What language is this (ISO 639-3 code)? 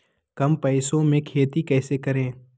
mag